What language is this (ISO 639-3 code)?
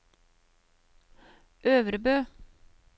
nor